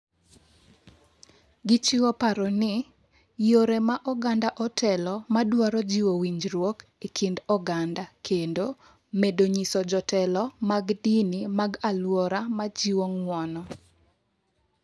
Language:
Luo (Kenya and Tanzania)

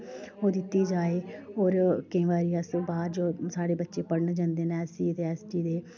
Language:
Dogri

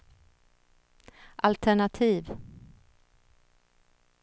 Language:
Swedish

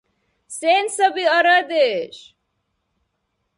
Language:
Dargwa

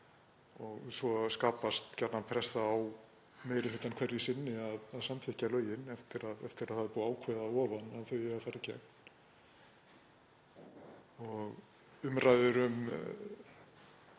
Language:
Icelandic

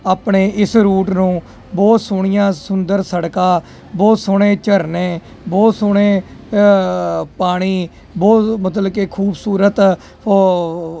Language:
Punjabi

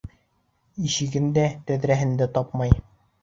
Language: Bashkir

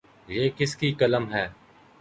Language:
Urdu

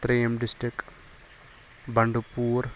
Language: Kashmiri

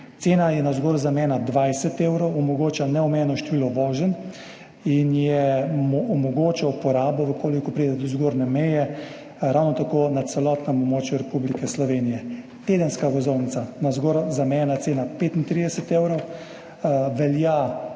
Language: Slovenian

